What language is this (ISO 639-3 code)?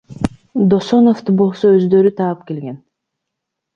kir